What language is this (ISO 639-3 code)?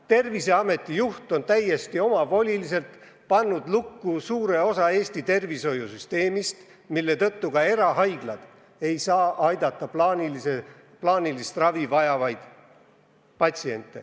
est